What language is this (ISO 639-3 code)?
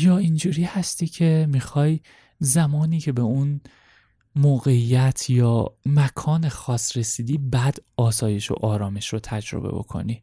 fas